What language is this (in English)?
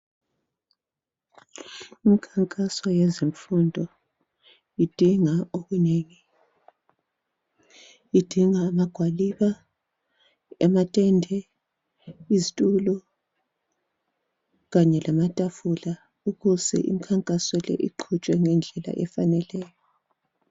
North Ndebele